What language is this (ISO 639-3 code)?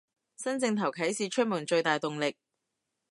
yue